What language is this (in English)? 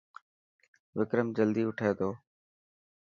Dhatki